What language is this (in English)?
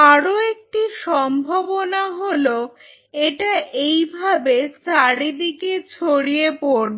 Bangla